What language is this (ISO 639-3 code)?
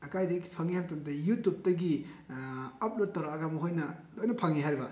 mni